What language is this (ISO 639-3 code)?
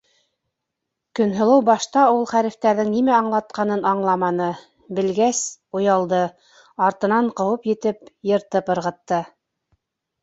bak